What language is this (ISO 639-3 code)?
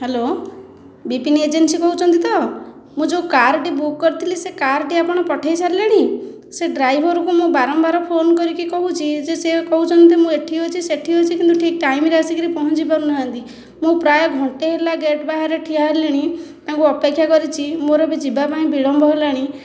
ori